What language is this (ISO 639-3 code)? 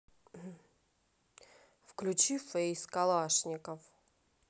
rus